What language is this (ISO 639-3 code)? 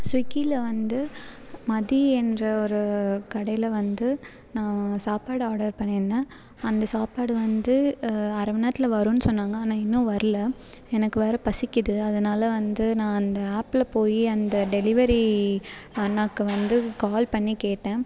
tam